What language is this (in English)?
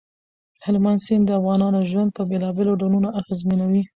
Pashto